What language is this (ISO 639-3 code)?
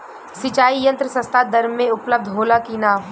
bho